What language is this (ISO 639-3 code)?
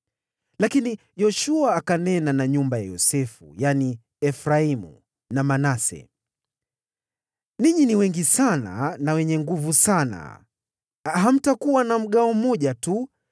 swa